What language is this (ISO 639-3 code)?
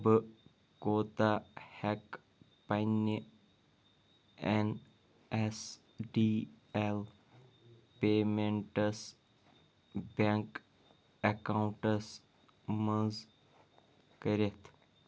kas